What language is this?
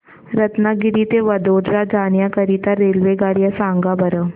Marathi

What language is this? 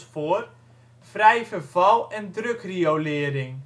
Dutch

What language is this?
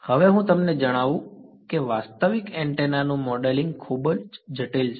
Gujarati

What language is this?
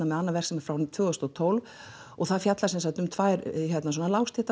Icelandic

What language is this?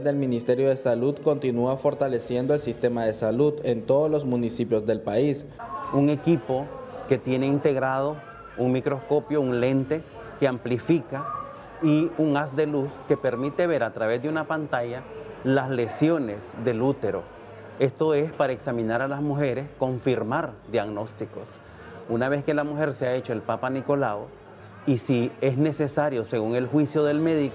Spanish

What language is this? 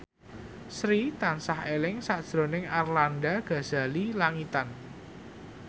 Javanese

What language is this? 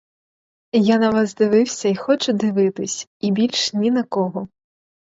Ukrainian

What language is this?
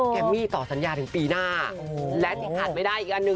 Thai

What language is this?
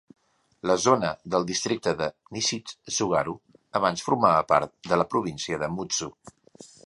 Catalan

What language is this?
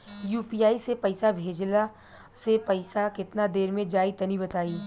Bhojpuri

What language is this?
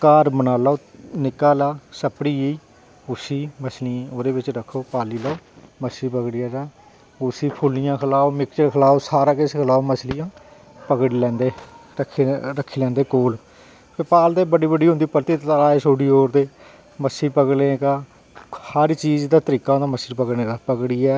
Dogri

